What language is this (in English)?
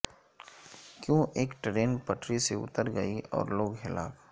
Urdu